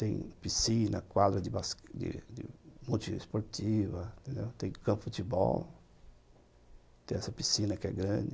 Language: Portuguese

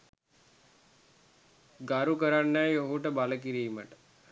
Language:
Sinhala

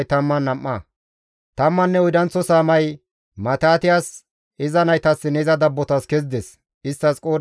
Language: Gamo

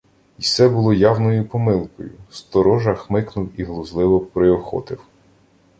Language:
Ukrainian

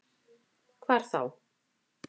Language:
Icelandic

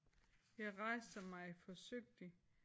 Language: Danish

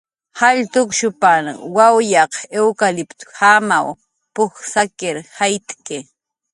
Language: Jaqaru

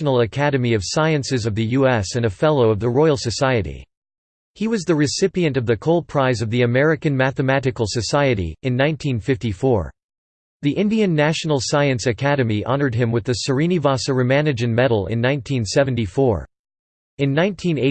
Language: English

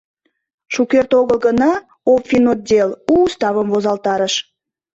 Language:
Mari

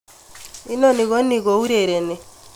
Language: Kalenjin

